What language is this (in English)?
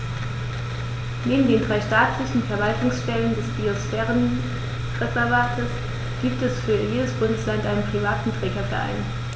German